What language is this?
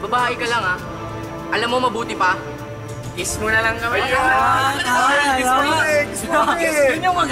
Filipino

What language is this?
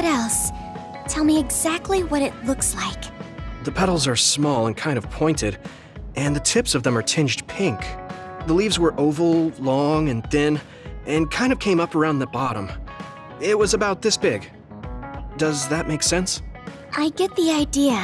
English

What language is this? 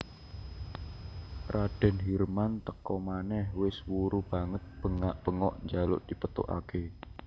Javanese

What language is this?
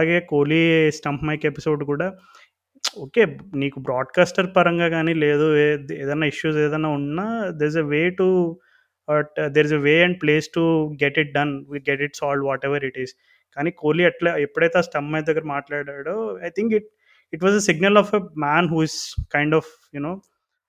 Telugu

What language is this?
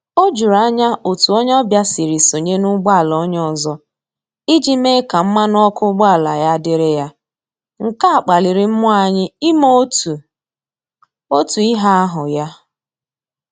Igbo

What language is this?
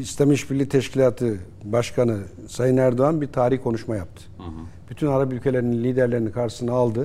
Turkish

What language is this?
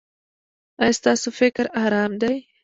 Pashto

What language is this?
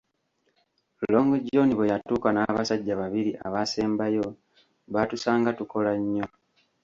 Ganda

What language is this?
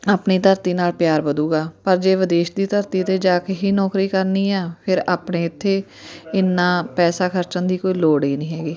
Punjabi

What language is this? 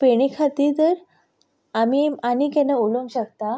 Konkani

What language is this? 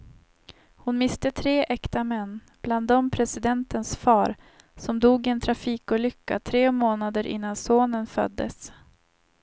Swedish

